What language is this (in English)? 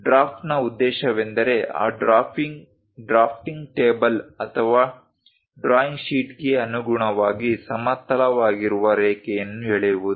Kannada